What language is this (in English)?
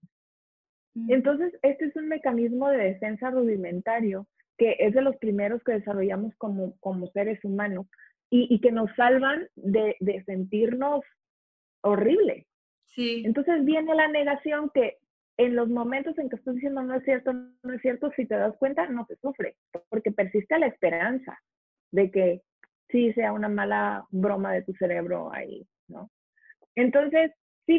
Spanish